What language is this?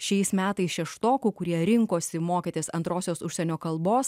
Lithuanian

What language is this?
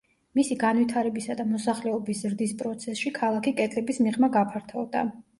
Georgian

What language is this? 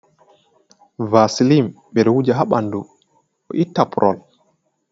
Fula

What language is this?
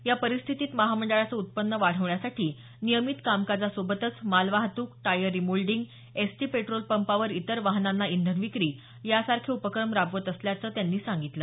Marathi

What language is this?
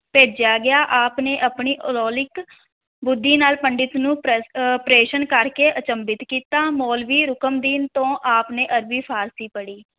Punjabi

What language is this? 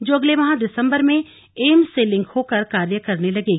Hindi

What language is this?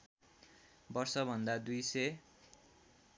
Nepali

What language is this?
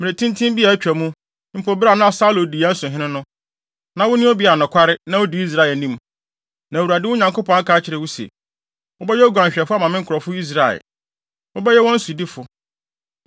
Akan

